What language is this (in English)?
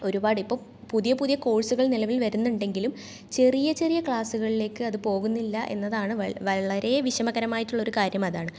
Malayalam